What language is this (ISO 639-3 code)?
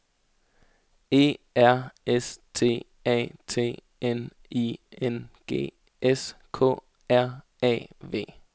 dan